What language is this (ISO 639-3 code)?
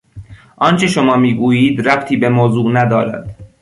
fas